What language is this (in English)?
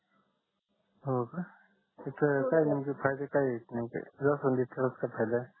Marathi